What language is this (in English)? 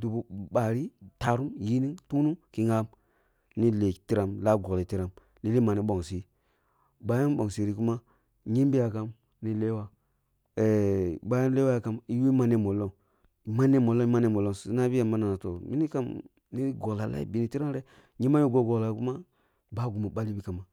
Kulung (Nigeria)